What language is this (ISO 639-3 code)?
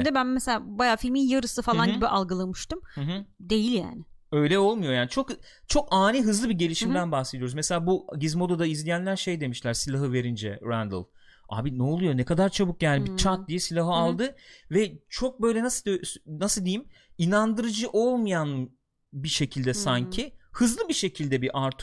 tur